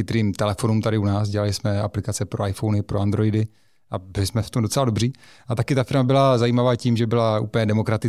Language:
Czech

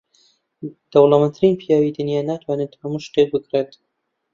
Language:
Central Kurdish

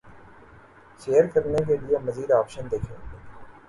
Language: Urdu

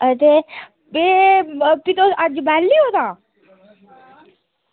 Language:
Dogri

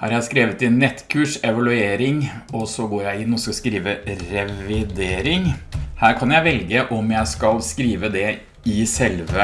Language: Norwegian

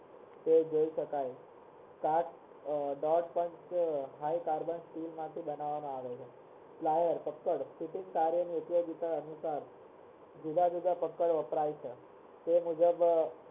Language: Gujarati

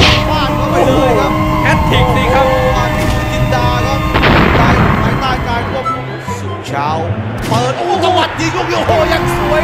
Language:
Thai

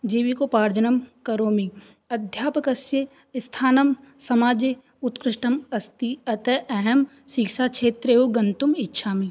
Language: Sanskrit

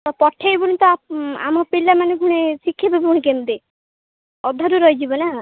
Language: Odia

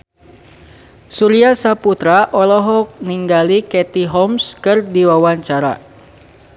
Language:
Sundanese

